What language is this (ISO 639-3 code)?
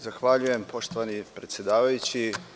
srp